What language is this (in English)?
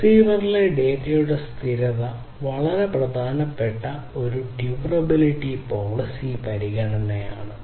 Malayalam